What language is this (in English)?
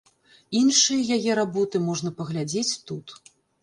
Belarusian